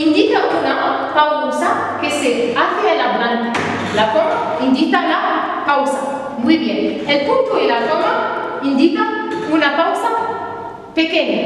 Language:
Spanish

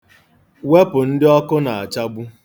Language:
Igbo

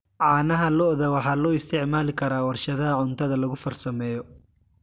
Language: Somali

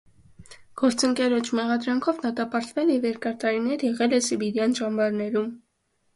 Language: Armenian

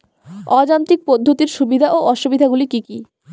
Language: Bangla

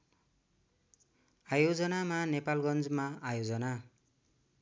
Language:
Nepali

